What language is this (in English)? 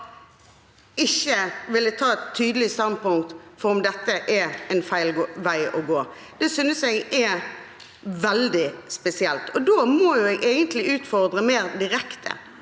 Norwegian